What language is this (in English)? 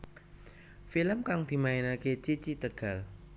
Javanese